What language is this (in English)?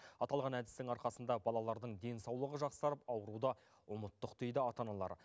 Kazakh